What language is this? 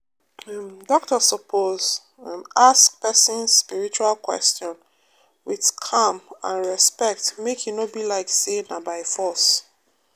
Nigerian Pidgin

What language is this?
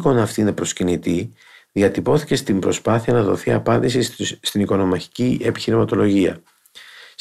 Greek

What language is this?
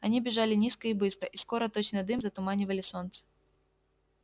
Russian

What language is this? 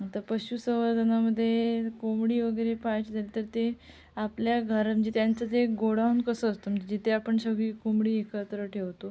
Marathi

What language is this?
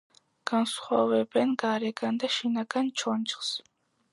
Georgian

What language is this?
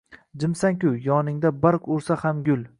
Uzbek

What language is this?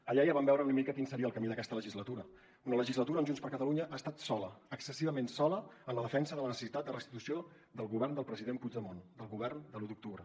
Catalan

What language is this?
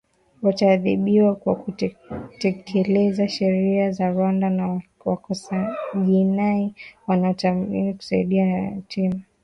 Swahili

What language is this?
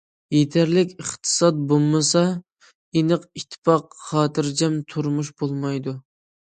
Uyghur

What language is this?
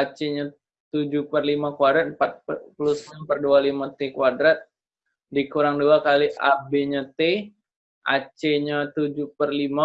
Indonesian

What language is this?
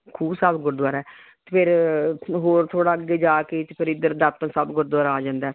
Punjabi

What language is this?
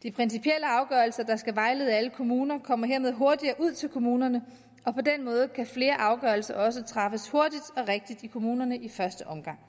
Danish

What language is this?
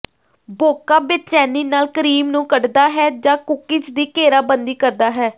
Punjabi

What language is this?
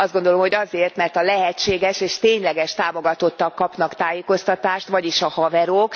Hungarian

